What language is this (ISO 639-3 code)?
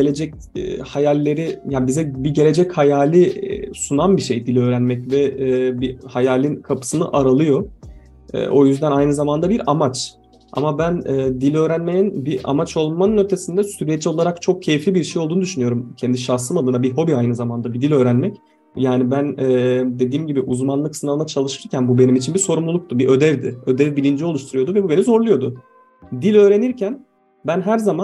tur